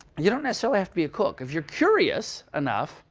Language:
English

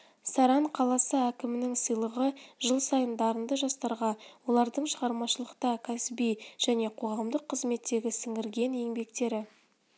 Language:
Kazakh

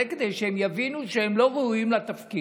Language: Hebrew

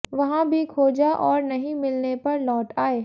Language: Hindi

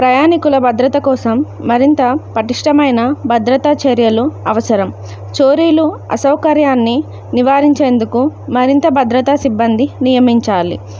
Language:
Telugu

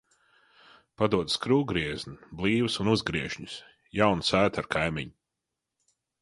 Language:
Latvian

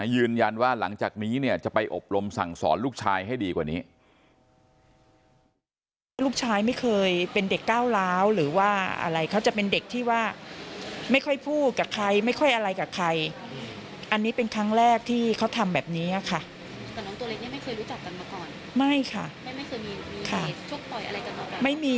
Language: Thai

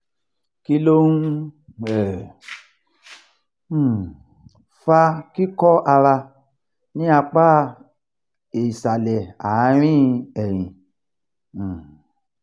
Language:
Yoruba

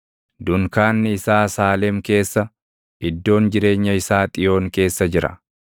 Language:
Oromo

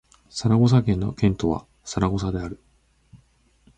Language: Japanese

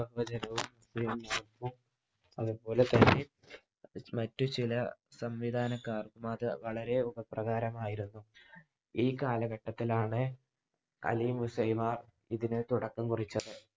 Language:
Malayalam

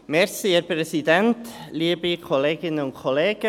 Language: Swiss German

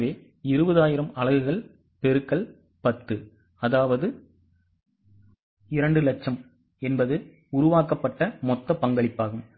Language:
Tamil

